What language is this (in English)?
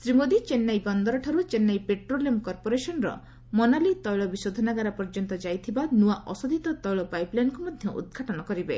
Odia